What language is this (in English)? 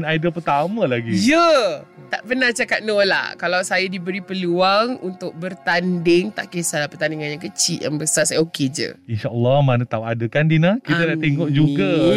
Malay